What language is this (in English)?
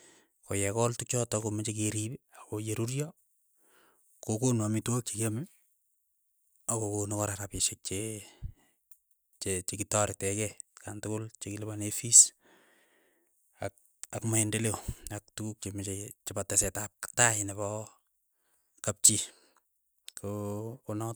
Keiyo